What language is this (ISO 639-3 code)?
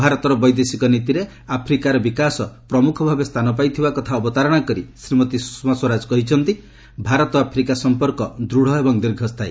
ori